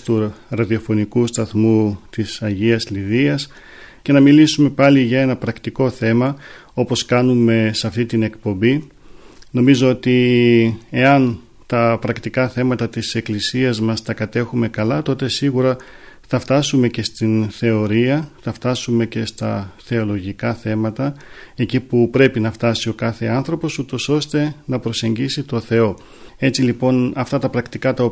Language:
Greek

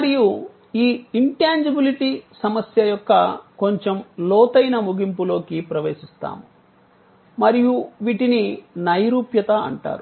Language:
Telugu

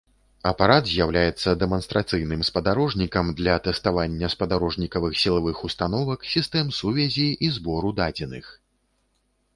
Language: Belarusian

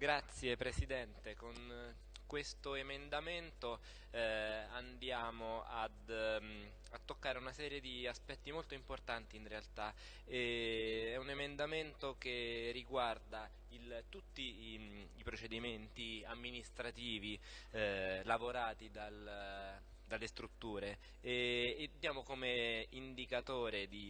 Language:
Italian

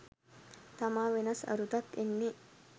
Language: Sinhala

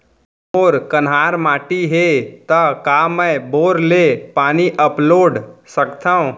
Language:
Chhattisgarhi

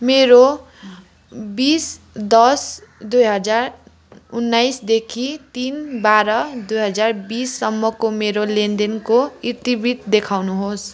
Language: Nepali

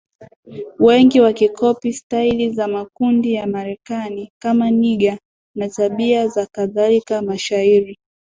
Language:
Swahili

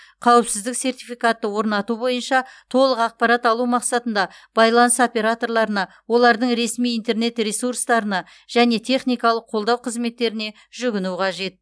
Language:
Kazakh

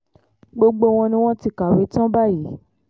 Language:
Yoruba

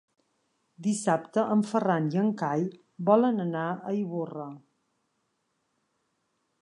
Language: Catalan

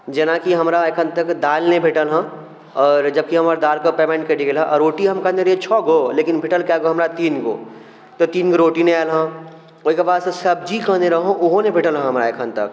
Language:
Maithili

